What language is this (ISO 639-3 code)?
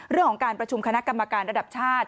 tha